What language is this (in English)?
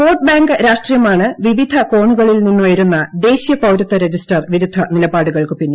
Malayalam